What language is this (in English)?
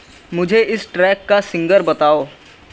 Urdu